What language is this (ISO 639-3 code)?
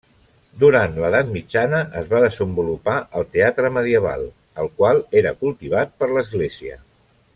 cat